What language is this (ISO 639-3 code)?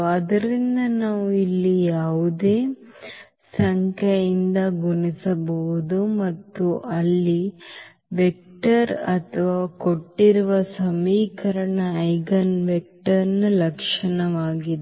kan